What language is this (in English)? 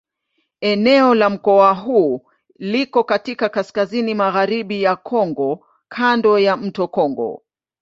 Swahili